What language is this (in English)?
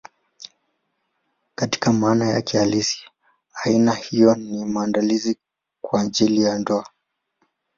Swahili